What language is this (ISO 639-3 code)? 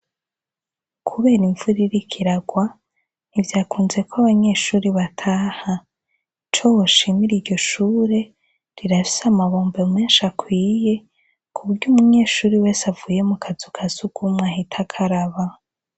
run